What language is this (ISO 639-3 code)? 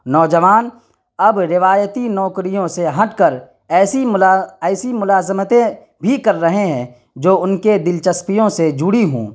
urd